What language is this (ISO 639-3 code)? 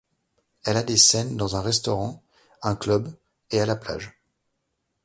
fra